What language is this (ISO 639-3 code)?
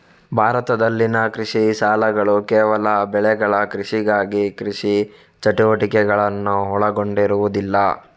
kan